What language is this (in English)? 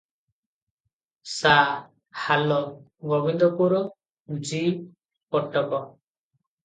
Odia